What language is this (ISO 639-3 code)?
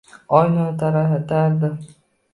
uzb